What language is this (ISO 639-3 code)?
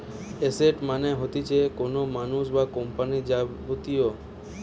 ben